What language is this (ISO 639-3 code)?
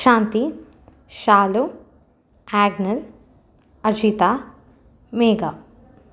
tam